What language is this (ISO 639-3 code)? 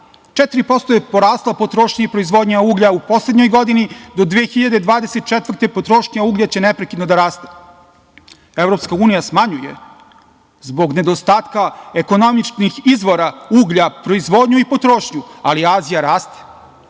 srp